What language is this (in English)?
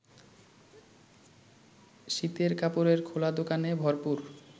Bangla